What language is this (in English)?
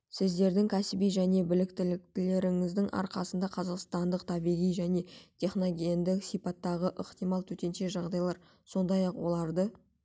Kazakh